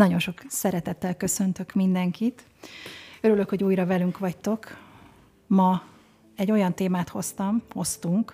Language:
Hungarian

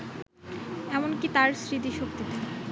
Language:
Bangla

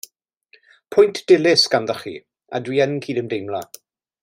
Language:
Welsh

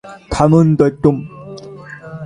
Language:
Bangla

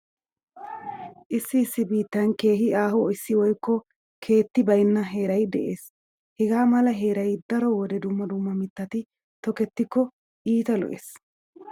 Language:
Wolaytta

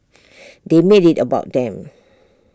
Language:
English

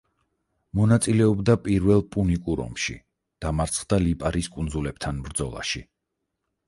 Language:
Georgian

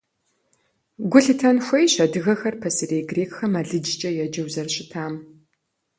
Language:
Kabardian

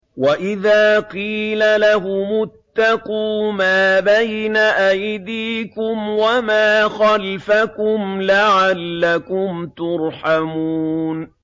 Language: Arabic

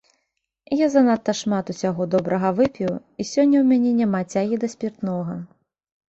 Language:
Belarusian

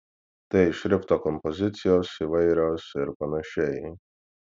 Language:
Lithuanian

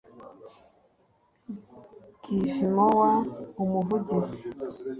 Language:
Kinyarwanda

